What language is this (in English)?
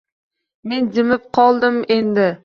Uzbek